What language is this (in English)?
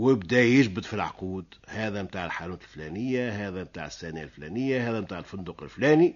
Arabic